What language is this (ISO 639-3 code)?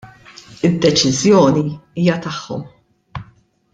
mlt